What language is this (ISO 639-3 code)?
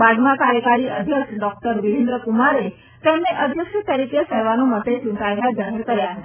guj